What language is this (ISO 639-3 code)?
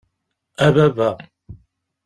kab